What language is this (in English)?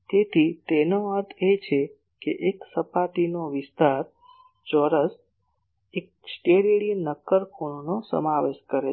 Gujarati